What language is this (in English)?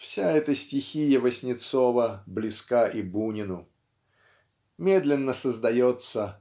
Russian